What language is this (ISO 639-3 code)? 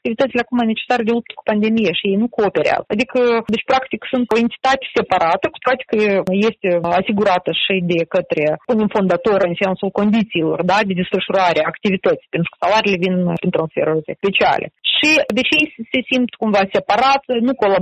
ron